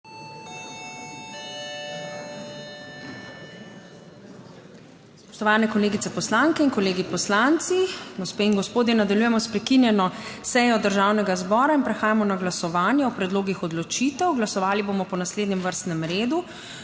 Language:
Slovenian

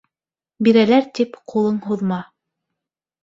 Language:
Bashkir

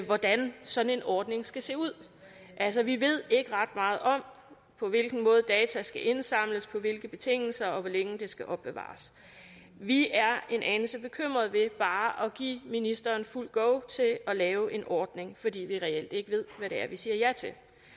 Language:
Danish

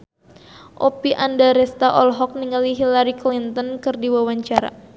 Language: Sundanese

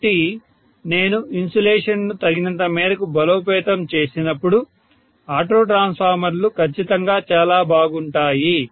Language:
Telugu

